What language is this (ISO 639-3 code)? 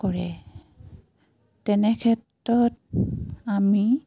asm